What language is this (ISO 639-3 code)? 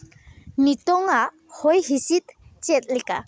sat